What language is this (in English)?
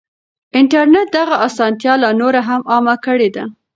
Pashto